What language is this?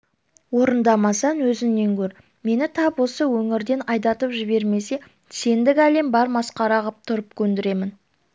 Kazakh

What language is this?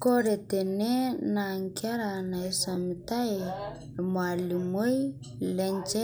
Masai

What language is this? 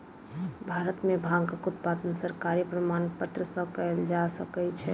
Maithili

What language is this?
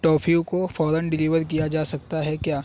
Urdu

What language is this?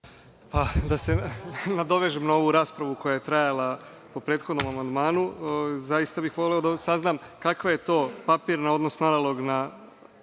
Serbian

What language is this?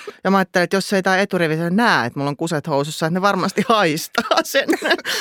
Finnish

